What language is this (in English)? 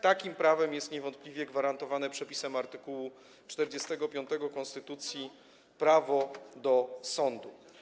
Polish